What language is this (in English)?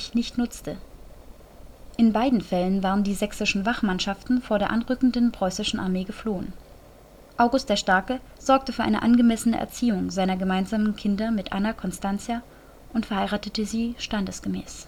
German